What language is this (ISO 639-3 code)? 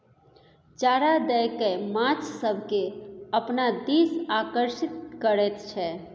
mai